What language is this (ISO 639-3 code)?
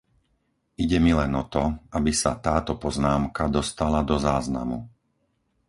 slk